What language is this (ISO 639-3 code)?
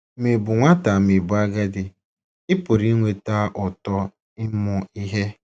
ibo